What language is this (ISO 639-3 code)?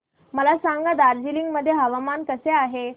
mar